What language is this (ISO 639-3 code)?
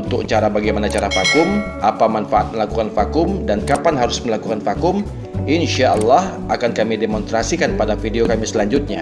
ind